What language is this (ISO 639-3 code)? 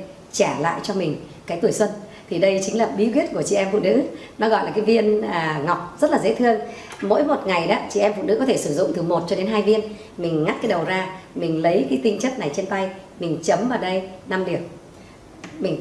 vie